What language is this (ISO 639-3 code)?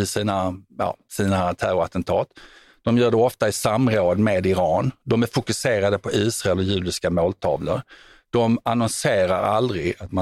swe